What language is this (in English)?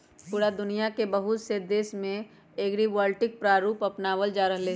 Magahi